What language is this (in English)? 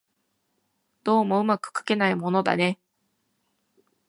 Japanese